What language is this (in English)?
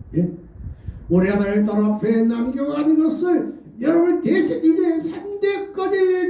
Korean